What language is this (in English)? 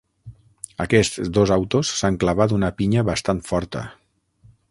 Catalan